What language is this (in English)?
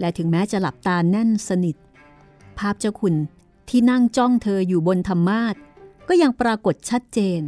Thai